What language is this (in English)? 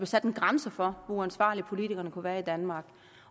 Danish